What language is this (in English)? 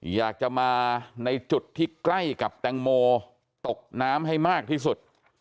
Thai